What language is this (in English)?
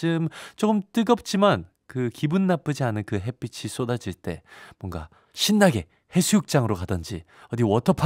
Korean